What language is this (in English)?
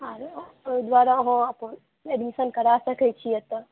Maithili